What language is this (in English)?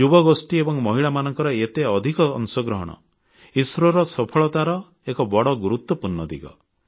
Odia